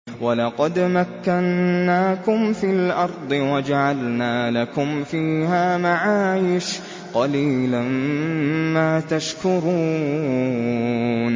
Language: Arabic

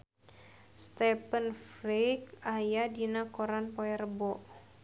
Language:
Sundanese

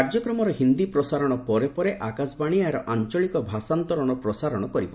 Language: Odia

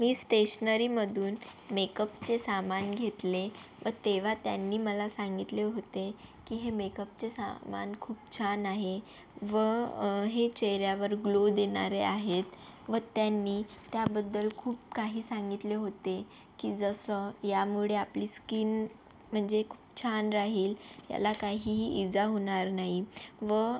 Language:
Marathi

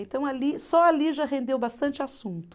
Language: Portuguese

